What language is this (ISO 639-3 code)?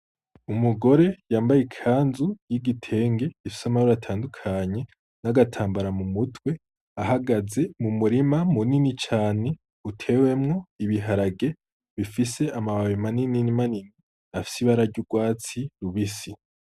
run